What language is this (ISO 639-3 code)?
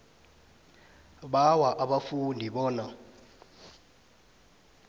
nbl